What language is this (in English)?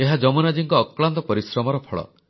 Odia